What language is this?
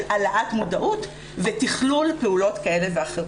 Hebrew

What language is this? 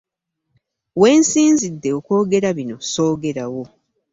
Ganda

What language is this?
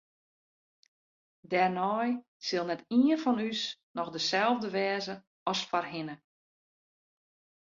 Western Frisian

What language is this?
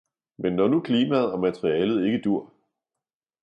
Danish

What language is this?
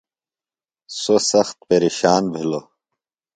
Phalura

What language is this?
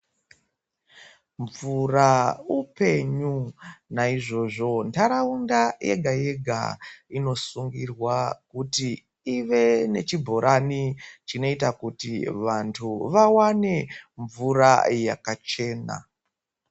Ndau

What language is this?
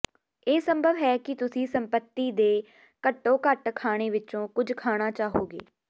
Punjabi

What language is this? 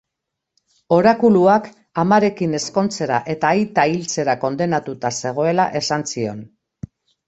Basque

